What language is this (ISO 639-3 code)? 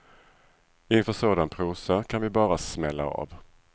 swe